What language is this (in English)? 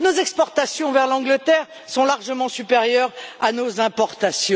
French